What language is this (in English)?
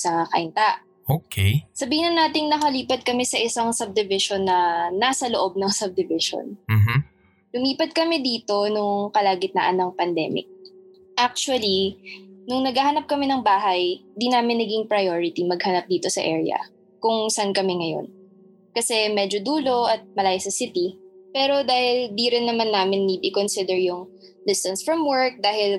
Filipino